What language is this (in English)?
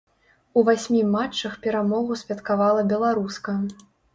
Belarusian